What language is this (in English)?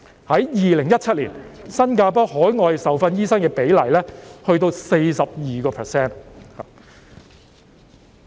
Cantonese